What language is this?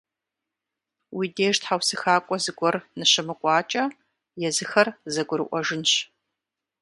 Kabardian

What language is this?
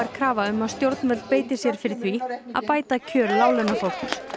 Icelandic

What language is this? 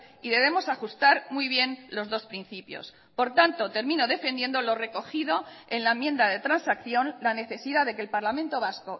Spanish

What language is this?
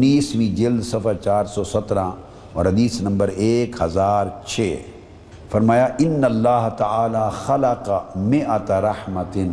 Urdu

